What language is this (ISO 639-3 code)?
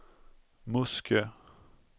swe